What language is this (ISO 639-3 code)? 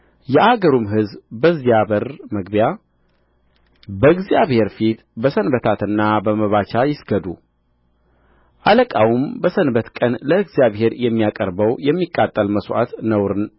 amh